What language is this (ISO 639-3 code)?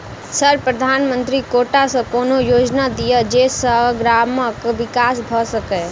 mai